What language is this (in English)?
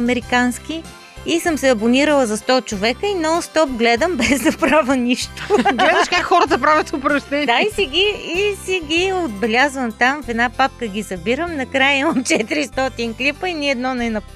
Bulgarian